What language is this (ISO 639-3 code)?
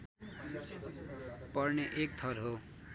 nep